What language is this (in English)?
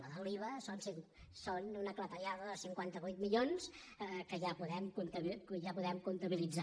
Catalan